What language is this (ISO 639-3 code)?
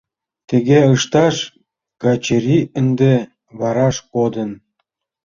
chm